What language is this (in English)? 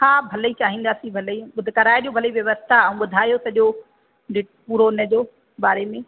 Sindhi